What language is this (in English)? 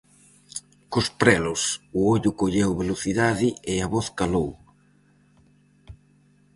Galician